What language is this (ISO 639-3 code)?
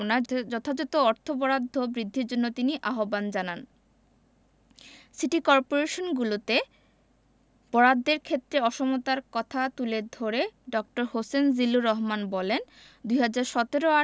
ben